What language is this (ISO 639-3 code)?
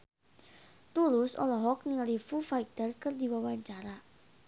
sun